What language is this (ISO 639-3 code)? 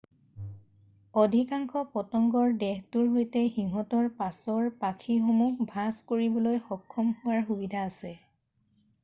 asm